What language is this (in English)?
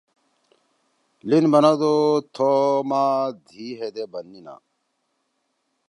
Torwali